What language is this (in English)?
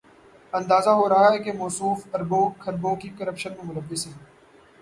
Urdu